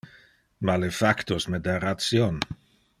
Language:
Interlingua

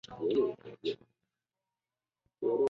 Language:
Chinese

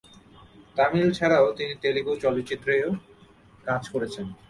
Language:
Bangla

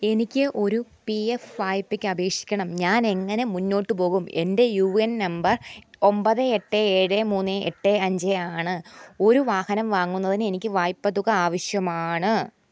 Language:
Malayalam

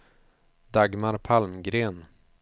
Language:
Swedish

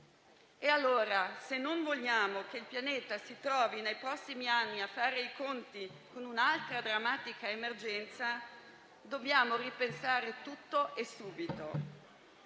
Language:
Italian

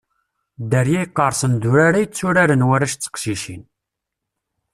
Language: Kabyle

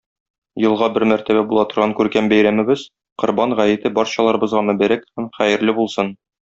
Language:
Tatar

